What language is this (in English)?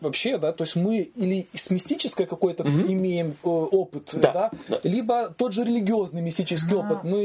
Russian